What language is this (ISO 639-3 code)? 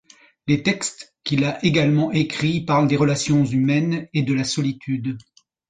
fra